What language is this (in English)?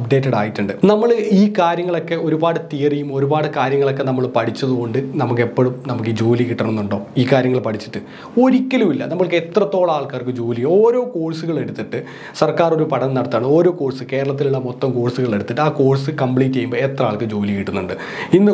Malayalam